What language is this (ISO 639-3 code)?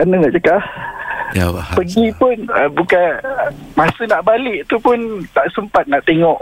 msa